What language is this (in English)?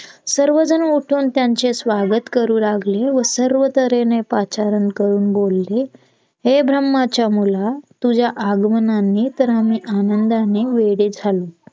Marathi